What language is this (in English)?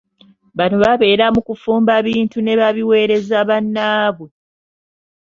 Ganda